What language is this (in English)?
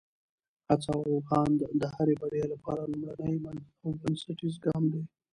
Pashto